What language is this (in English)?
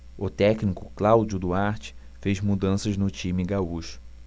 Portuguese